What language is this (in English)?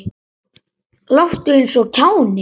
Icelandic